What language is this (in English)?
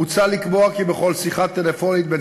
Hebrew